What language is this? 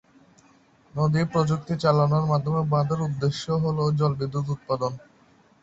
Bangla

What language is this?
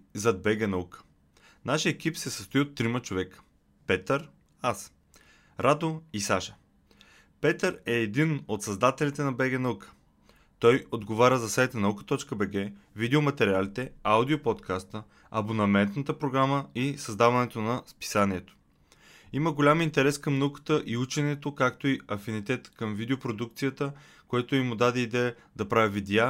Bulgarian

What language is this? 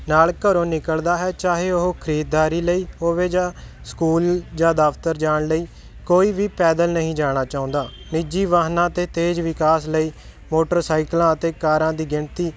Punjabi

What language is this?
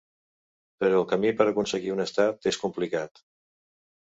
Catalan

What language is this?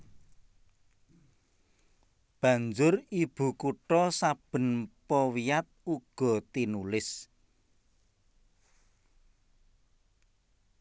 Javanese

